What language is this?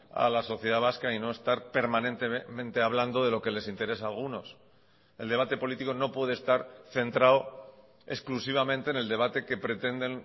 Spanish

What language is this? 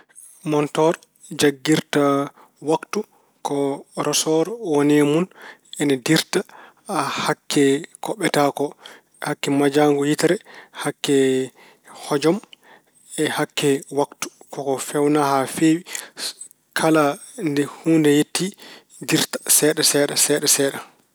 Fula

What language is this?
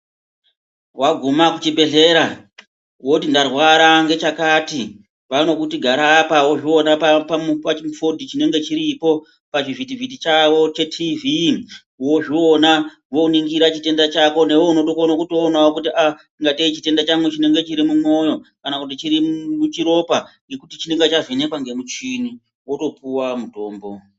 Ndau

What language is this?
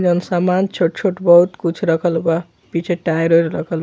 Bhojpuri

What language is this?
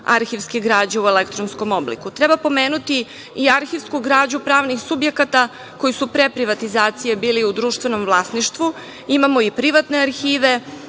Serbian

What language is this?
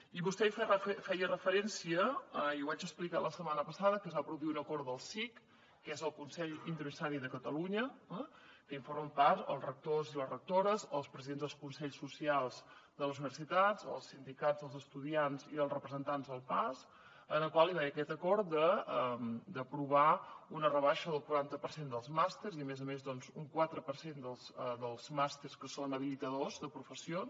Catalan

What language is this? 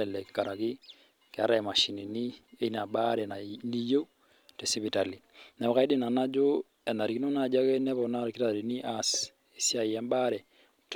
Masai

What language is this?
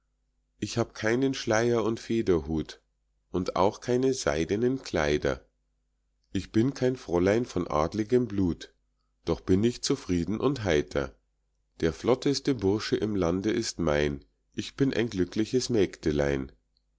German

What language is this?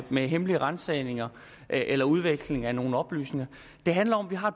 Danish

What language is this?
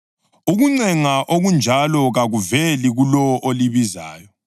North Ndebele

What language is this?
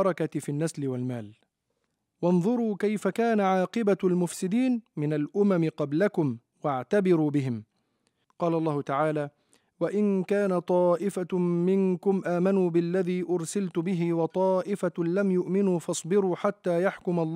Arabic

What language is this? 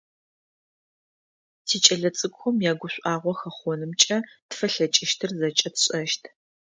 Adyghe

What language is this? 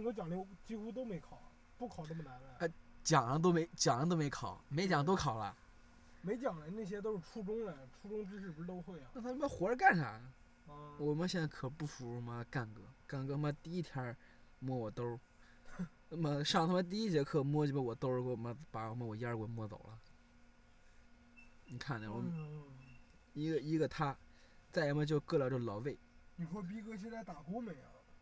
Chinese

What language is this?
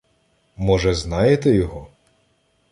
Ukrainian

